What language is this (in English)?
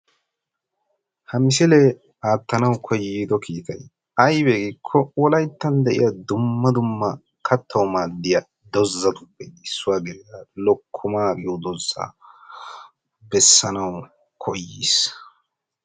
Wolaytta